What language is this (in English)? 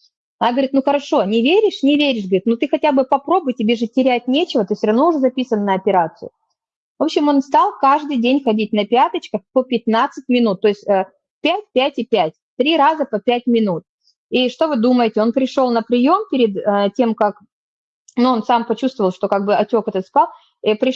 Russian